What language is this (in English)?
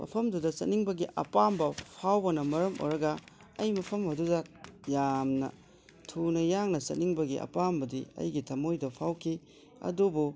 Manipuri